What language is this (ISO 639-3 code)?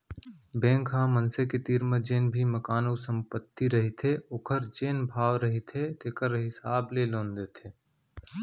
hne